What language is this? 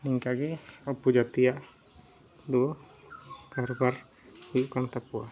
Santali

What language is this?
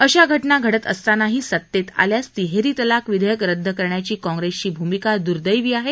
Marathi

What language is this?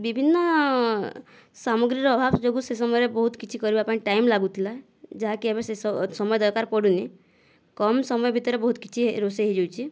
Odia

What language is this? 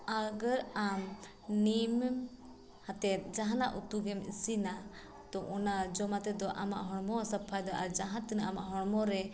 Santali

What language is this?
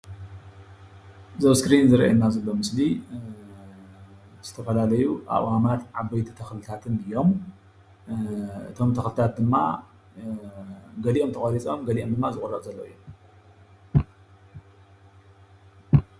Tigrinya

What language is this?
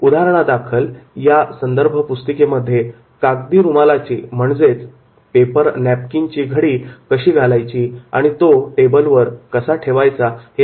Marathi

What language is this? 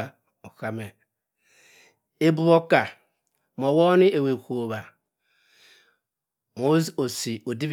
Cross River Mbembe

